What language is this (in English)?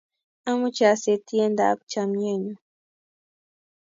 Kalenjin